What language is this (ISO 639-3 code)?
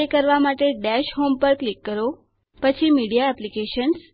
guj